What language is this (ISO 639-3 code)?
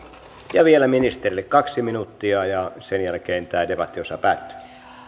fin